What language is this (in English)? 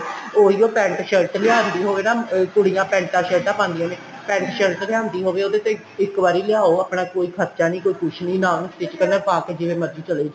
Punjabi